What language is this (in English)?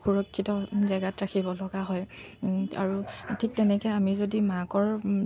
Assamese